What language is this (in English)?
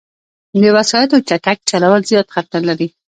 Pashto